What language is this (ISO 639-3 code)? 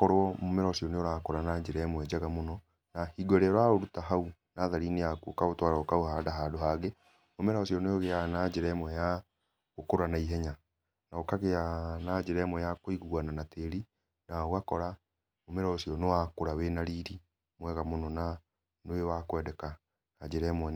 kik